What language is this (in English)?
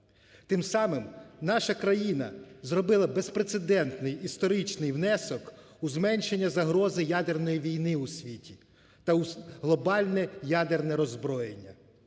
Ukrainian